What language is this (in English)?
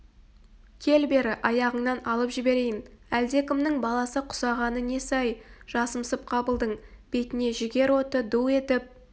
Kazakh